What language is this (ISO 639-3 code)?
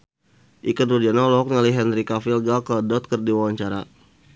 sun